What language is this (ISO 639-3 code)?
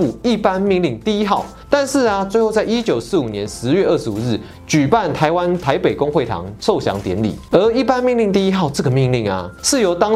zho